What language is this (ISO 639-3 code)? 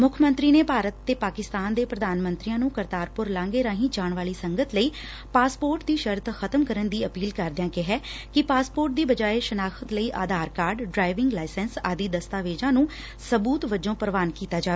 pan